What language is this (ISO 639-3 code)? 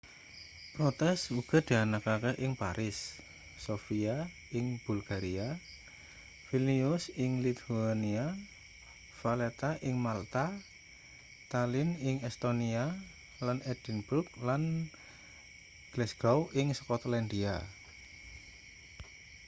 jav